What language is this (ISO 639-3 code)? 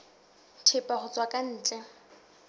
sot